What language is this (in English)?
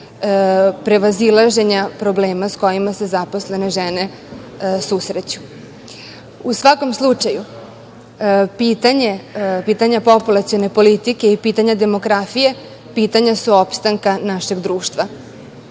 Serbian